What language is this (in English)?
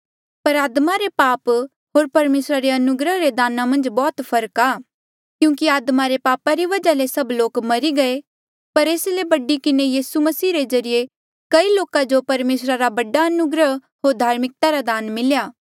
Mandeali